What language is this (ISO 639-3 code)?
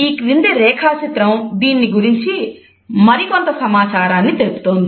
tel